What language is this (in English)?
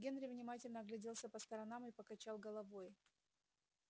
Russian